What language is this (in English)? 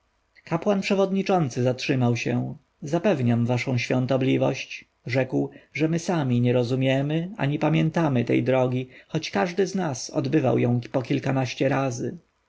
Polish